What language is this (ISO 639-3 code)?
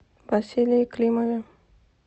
rus